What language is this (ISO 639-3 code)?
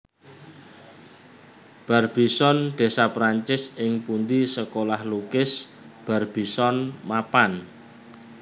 jav